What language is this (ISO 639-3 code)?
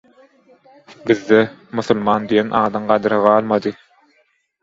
tuk